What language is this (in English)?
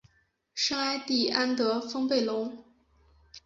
Chinese